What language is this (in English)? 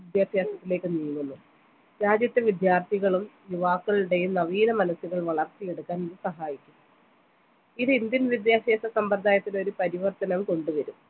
Malayalam